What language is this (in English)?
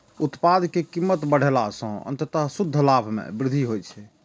Maithili